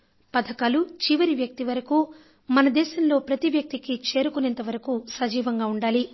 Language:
Telugu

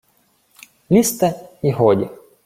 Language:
Ukrainian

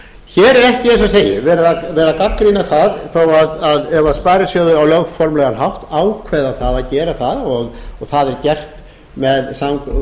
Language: Icelandic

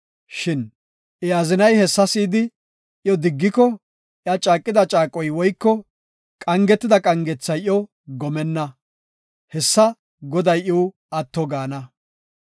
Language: Gofa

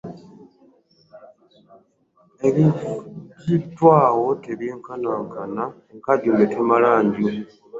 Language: Ganda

